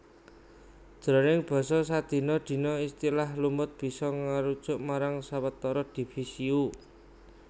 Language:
Javanese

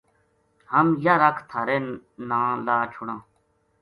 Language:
Gujari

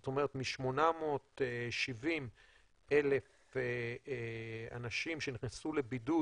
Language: Hebrew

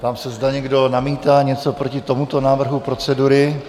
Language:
Czech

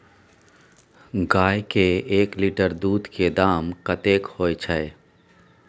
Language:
Maithili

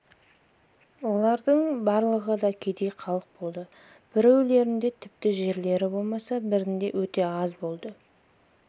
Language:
Kazakh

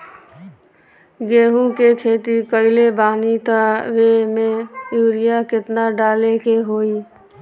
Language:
Bhojpuri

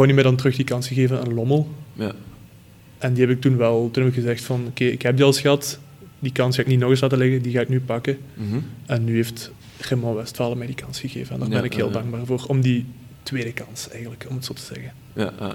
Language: Dutch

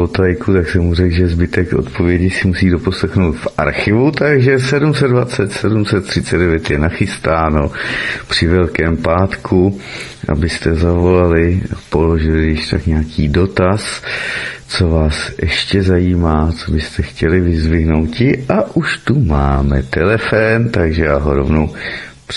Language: Czech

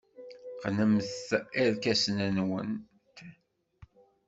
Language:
Kabyle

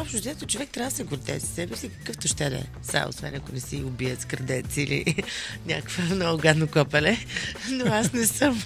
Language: Bulgarian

